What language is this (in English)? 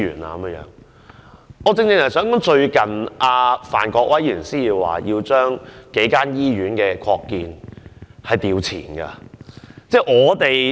Cantonese